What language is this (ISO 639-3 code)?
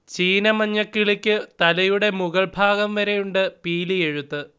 mal